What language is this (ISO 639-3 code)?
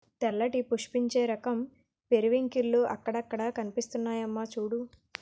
tel